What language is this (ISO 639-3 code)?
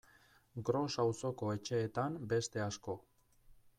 eus